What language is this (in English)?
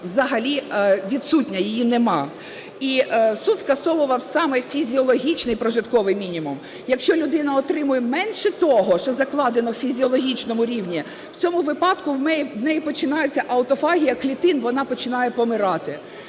Ukrainian